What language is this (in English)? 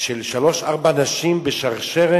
Hebrew